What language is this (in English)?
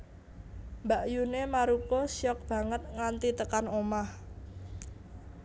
Javanese